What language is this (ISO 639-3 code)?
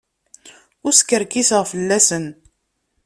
kab